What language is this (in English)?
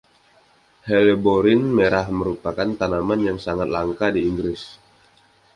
Indonesian